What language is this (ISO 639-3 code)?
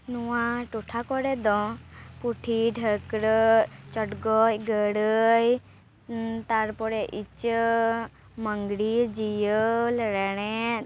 sat